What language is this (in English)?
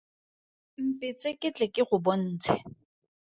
Tswana